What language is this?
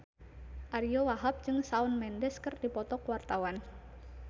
Sundanese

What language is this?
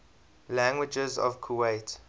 English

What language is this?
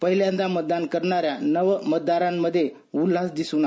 Marathi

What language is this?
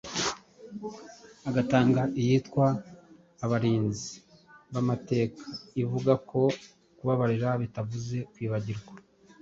Kinyarwanda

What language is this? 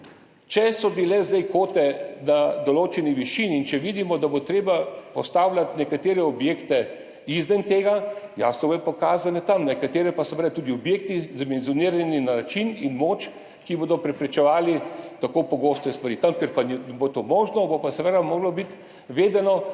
Slovenian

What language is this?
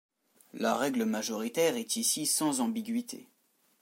French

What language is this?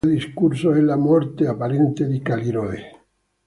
Italian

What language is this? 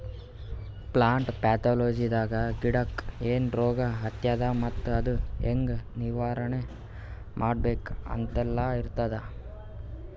Kannada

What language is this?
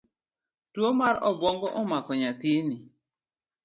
Luo (Kenya and Tanzania)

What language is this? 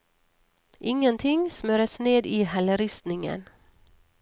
Norwegian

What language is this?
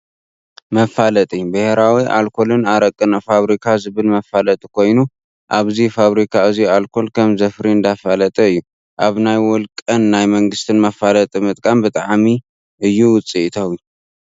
Tigrinya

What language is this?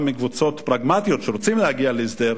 Hebrew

